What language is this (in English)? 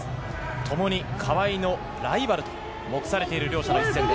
Japanese